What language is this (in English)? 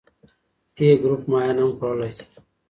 Pashto